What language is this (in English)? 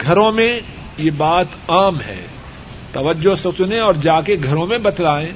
Urdu